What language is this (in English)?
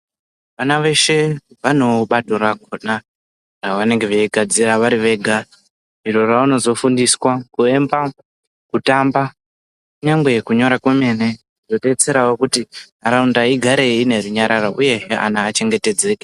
Ndau